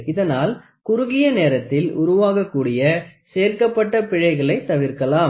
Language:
Tamil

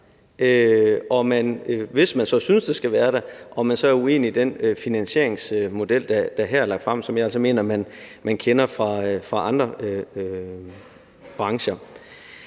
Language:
Danish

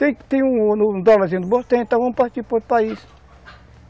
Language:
Portuguese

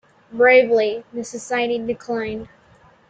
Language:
English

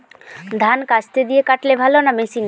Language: Bangla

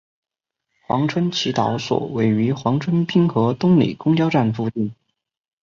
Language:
Chinese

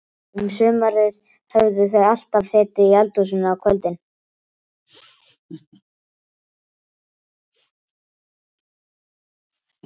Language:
Icelandic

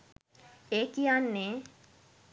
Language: Sinhala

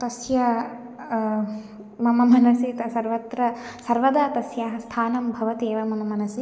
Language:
Sanskrit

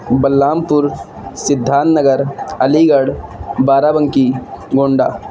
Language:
Urdu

